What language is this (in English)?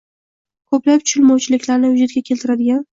Uzbek